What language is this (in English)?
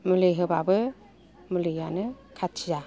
Bodo